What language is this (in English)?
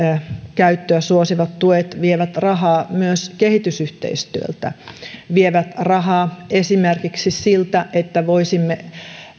Finnish